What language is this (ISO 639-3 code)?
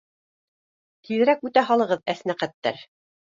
bak